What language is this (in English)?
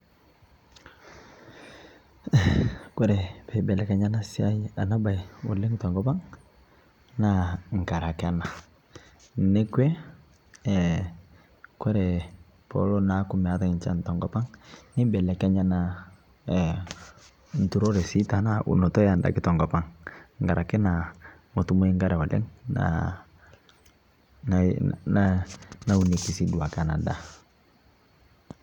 Masai